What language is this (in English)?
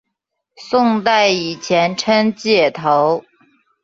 Chinese